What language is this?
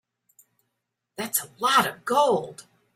English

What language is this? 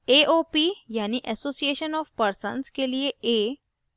Hindi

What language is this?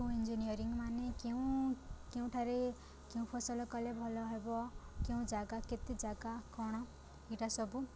Odia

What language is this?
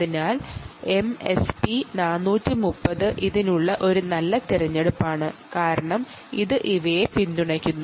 Malayalam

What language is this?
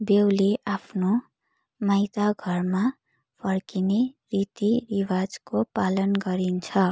Nepali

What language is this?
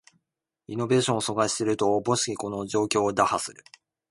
Japanese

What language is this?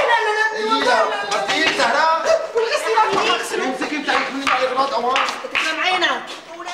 Arabic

